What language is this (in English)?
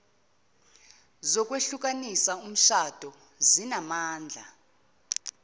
Zulu